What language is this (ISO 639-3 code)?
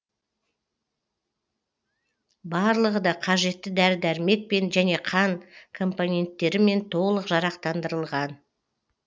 kaz